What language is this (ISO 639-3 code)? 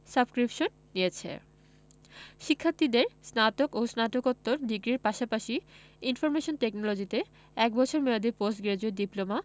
ben